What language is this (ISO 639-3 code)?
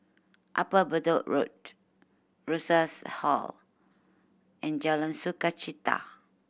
eng